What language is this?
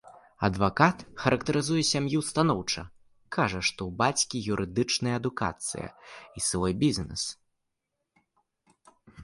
Belarusian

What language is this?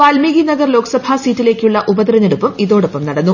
Malayalam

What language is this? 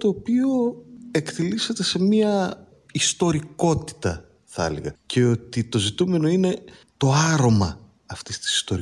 Greek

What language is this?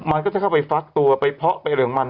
Thai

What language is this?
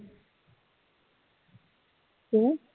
Punjabi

